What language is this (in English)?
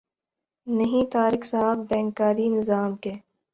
Urdu